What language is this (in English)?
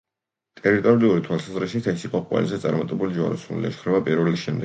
Georgian